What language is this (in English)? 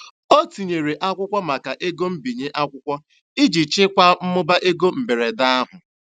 Igbo